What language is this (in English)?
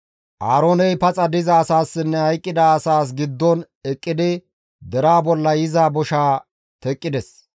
Gamo